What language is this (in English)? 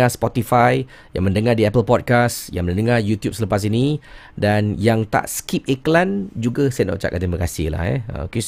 Malay